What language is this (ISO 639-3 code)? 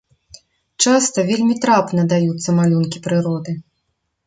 bel